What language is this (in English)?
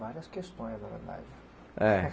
Portuguese